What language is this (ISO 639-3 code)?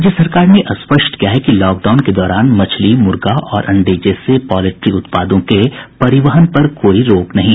hin